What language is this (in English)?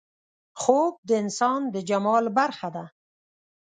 Pashto